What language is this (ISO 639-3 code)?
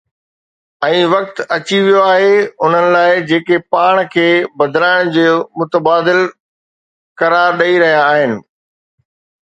snd